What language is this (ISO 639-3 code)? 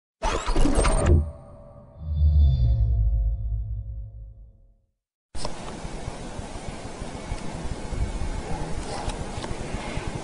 rus